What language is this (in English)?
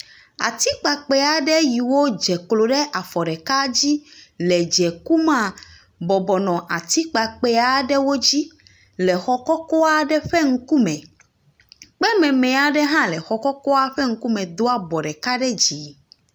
Ewe